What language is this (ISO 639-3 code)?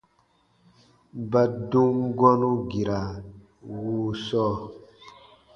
bba